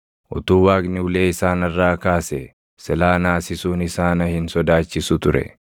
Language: Oromo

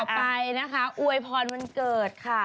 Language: Thai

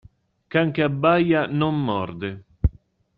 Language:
Italian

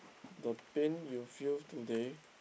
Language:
English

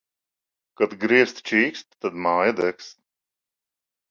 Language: Latvian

